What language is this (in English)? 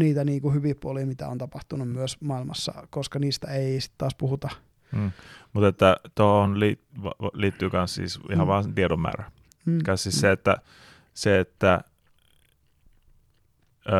Finnish